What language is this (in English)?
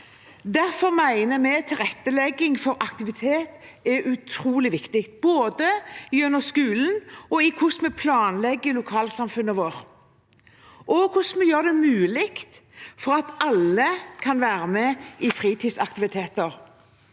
Norwegian